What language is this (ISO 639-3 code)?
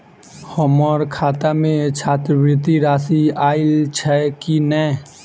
mai